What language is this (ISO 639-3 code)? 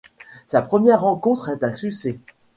fra